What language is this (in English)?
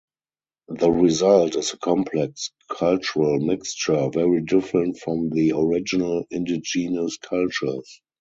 English